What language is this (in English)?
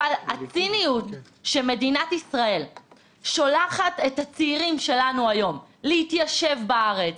Hebrew